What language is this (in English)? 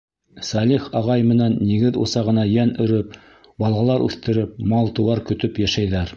Bashkir